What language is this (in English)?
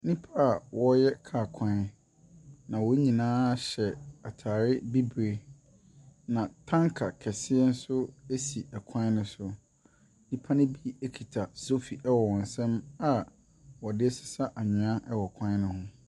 Akan